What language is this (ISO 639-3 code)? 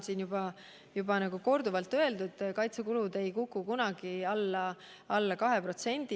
est